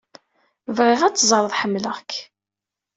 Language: Kabyle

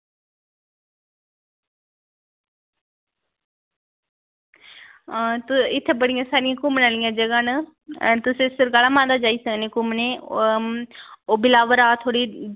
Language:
Dogri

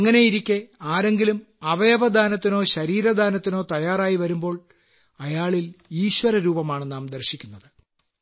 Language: Malayalam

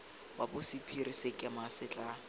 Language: Tswana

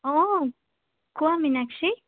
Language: Assamese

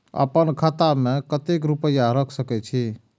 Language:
Maithili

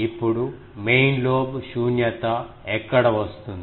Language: Telugu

